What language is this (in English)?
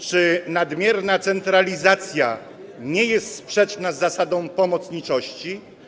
Polish